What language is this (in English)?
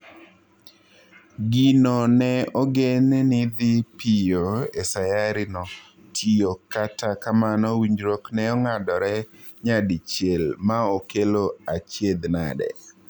Luo (Kenya and Tanzania)